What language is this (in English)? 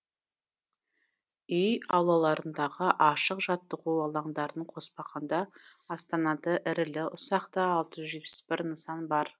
Kazakh